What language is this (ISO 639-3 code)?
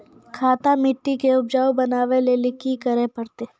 mai